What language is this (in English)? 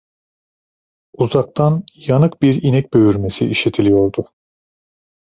Turkish